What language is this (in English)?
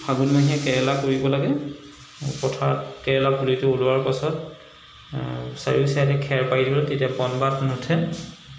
Assamese